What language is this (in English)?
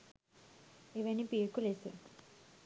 Sinhala